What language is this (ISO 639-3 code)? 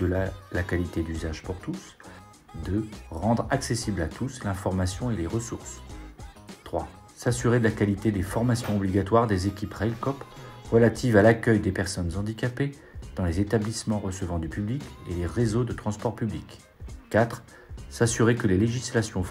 fra